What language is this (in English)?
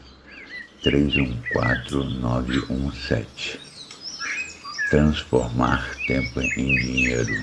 Portuguese